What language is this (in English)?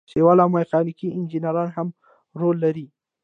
Pashto